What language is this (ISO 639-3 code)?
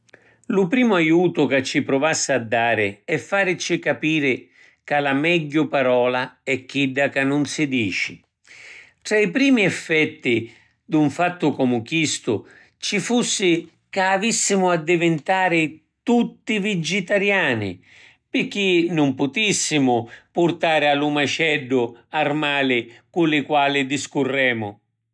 scn